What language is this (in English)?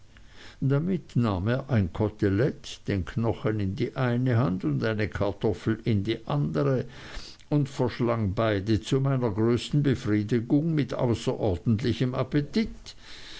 German